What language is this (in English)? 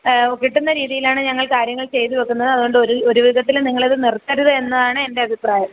Malayalam